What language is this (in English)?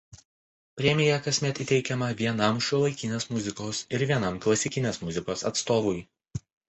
Lithuanian